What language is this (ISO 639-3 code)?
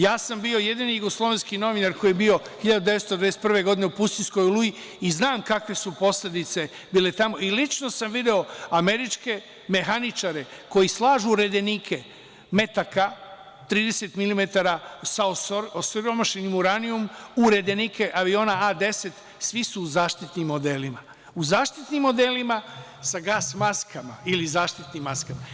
srp